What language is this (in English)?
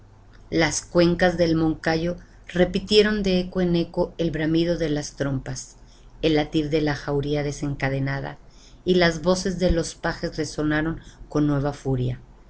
Spanish